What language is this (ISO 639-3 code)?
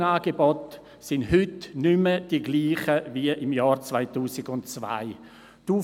gsw